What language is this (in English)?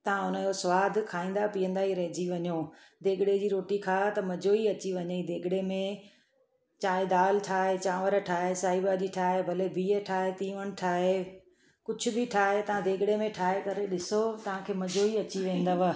Sindhi